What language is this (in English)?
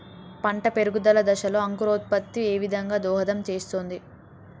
Telugu